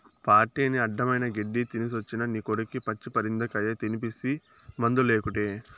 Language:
Telugu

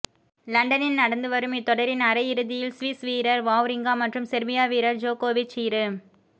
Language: Tamil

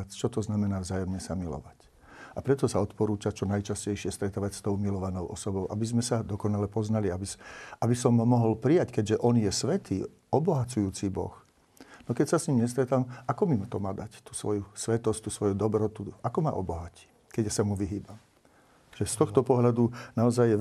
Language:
Slovak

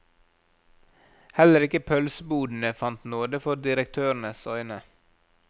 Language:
Norwegian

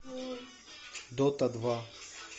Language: Russian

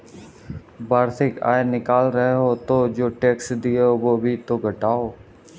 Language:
Hindi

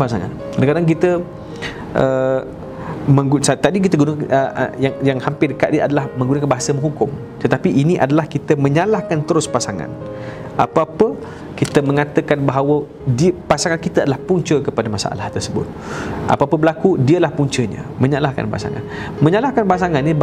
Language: Malay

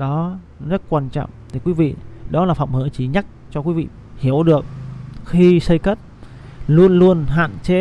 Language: Vietnamese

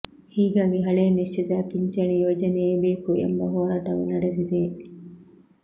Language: Kannada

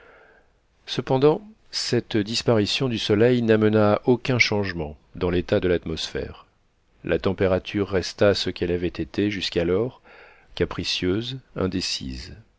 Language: French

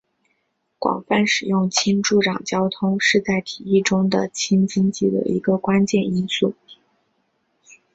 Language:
Chinese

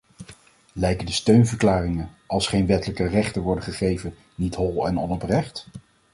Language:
Dutch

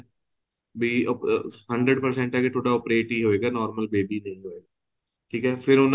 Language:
Punjabi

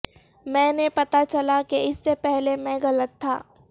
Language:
Urdu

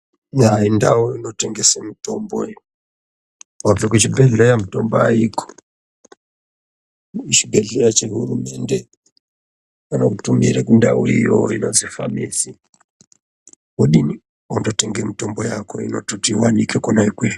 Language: Ndau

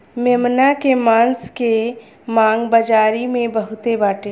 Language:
Bhojpuri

